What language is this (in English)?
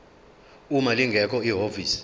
Zulu